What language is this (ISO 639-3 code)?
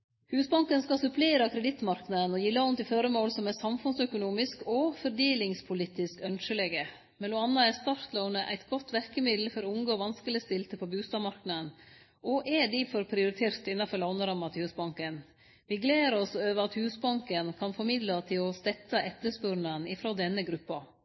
nno